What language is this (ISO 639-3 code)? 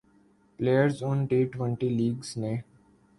urd